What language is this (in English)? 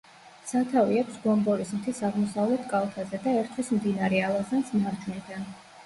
Georgian